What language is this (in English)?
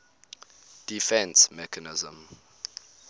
English